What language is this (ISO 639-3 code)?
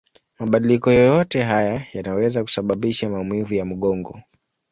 swa